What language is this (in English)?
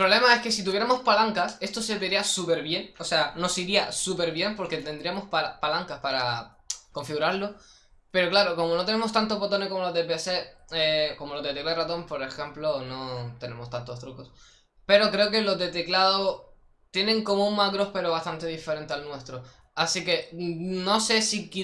Spanish